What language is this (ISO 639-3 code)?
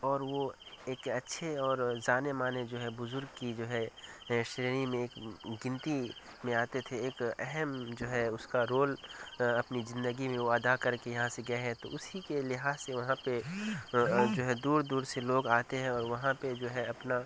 urd